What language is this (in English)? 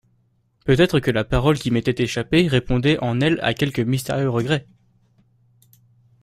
French